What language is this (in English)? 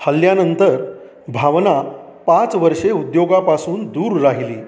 Marathi